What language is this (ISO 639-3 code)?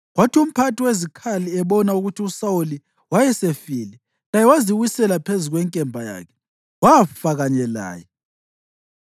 nde